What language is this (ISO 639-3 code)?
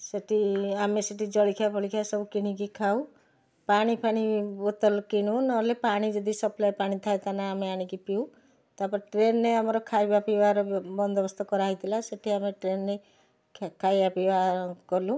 ori